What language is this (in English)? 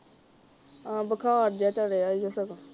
Punjabi